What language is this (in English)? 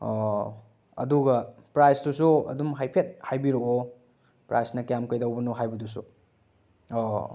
Manipuri